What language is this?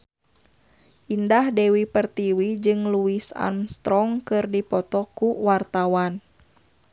Sundanese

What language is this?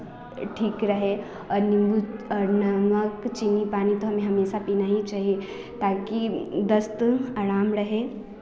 Hindi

